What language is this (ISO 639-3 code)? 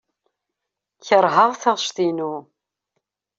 kab